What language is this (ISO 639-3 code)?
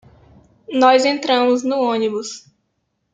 por